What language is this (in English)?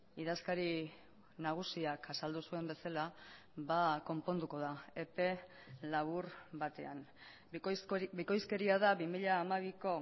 Basque